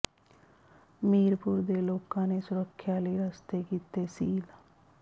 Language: Punjabi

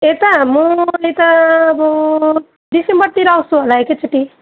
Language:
Nepali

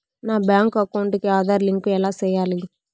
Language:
Telugu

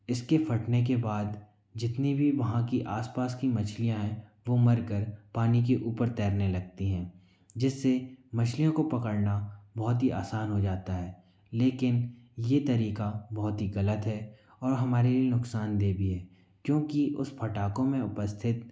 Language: Hindi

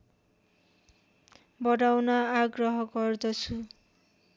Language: Nepali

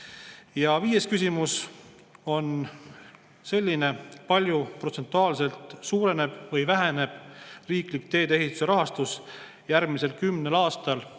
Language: Estonian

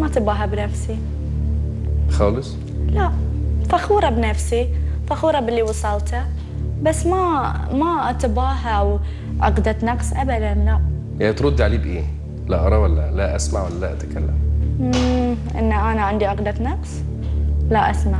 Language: Arabic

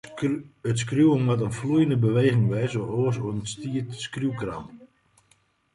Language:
Western Frisian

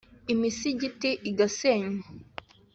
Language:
Kinyarwanda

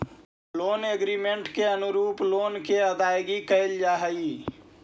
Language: Magahi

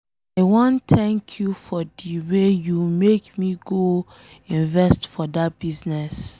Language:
Nigerian Pidgin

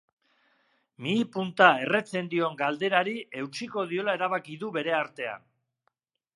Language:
Basque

